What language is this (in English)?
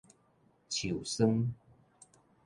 Min Nan Chinese